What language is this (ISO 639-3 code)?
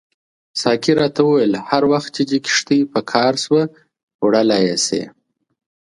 pus